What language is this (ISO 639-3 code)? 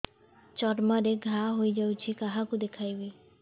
ori